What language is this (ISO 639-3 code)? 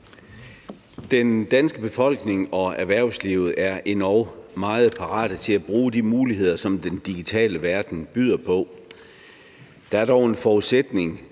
dan